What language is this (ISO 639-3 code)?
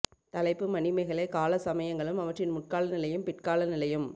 tam